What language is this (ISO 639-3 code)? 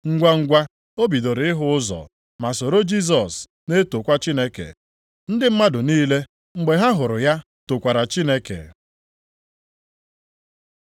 ibo